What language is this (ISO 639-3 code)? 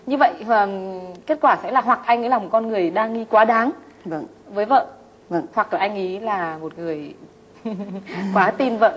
vie